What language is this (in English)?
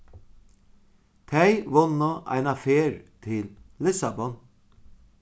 Faroese